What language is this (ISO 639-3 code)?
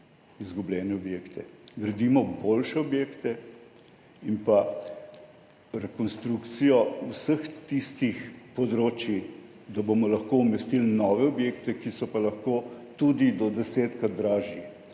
slv